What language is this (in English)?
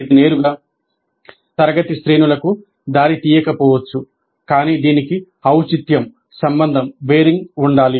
Telugu